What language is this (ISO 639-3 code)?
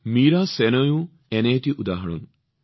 asm